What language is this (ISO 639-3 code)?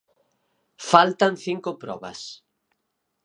glg